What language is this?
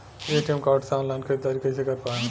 Bhojpuri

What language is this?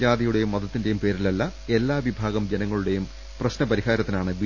Malayalam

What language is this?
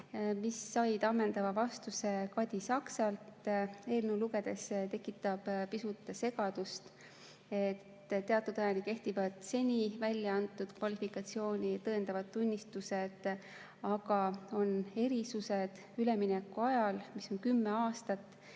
Estonian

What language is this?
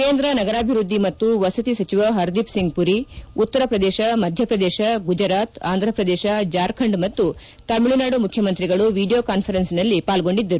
Kannada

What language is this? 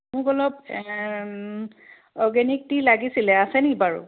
Assamese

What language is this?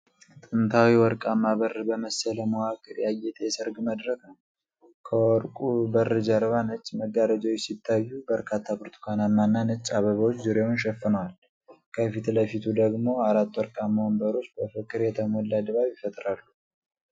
Amharic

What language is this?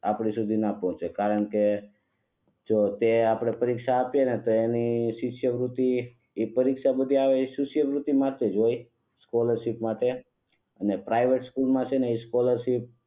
Gujarati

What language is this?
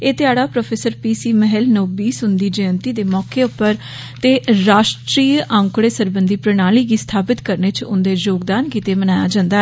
Dogri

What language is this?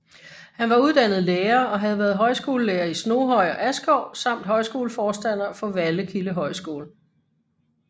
Danish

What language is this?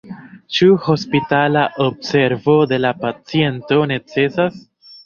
Esperanto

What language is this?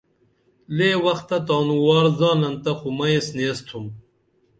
Dameli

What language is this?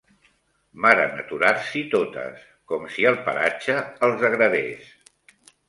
Catalan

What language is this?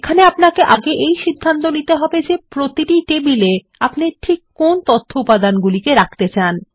Bangla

